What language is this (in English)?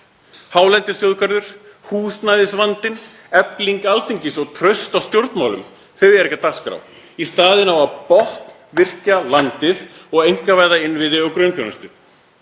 Icelandic